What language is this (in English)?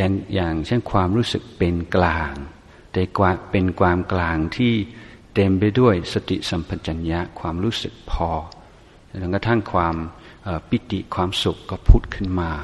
Thai